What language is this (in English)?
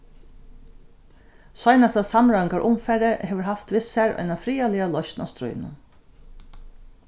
Faroese